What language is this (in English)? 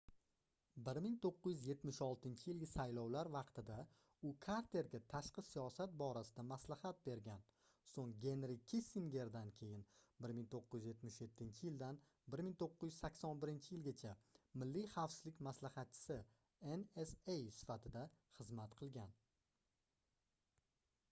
Uzbek